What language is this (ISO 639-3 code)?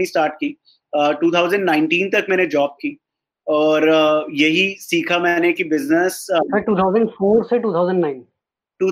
hin